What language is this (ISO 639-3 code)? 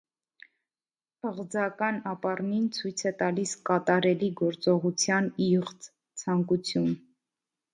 hye